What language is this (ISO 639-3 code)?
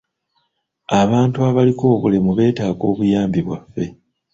lug